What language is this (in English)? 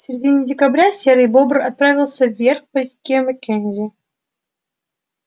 Russian